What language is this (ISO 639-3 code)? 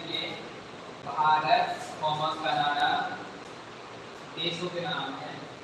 hin